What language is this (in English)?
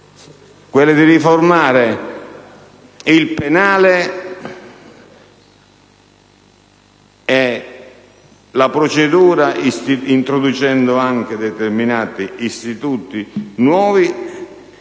Italian